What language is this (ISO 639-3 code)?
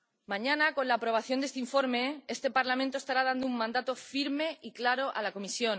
spa